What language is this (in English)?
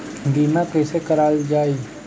Bhojpuri